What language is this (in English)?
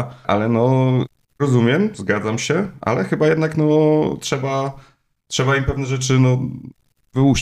Polish